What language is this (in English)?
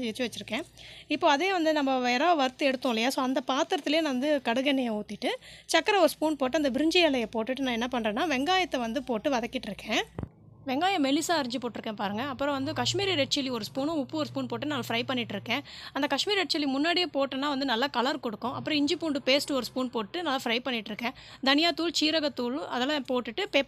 Romanian